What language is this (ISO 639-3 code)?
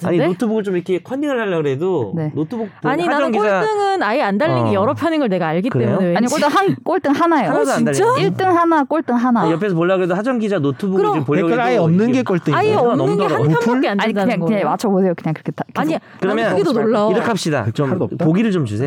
kor